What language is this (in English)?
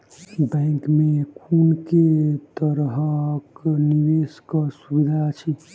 Maithili